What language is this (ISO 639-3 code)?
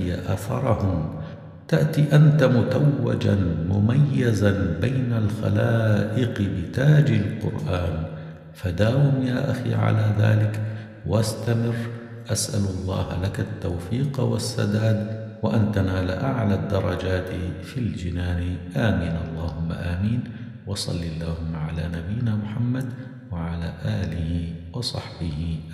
ara